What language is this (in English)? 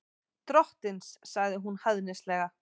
Icelandic